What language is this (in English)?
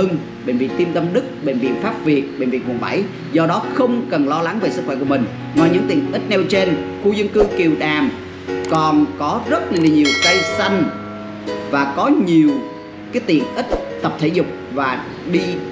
Vietnamese